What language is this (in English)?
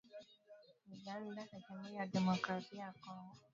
Swahili